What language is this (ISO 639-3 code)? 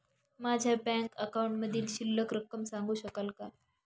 mar